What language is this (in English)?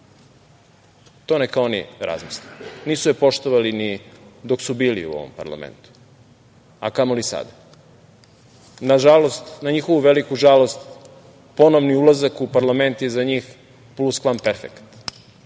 Serbian